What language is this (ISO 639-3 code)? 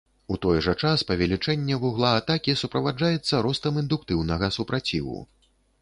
bel